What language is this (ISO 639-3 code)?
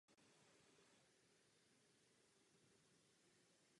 ces